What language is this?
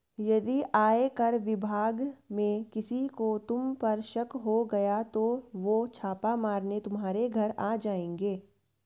Hindi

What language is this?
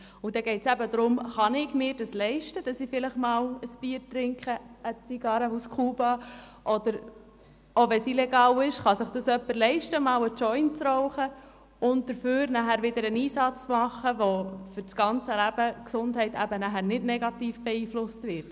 Swiss German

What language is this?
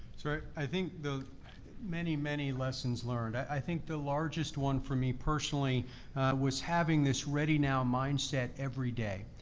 English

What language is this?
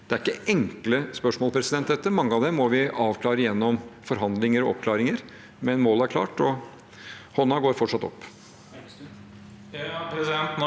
Norwegian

